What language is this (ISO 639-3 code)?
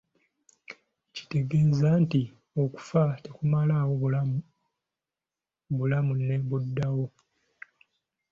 lug